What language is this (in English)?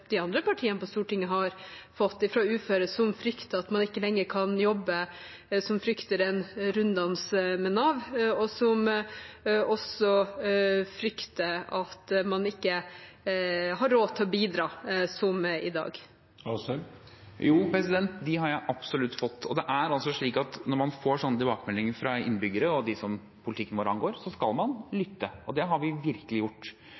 Norwegian Bokmål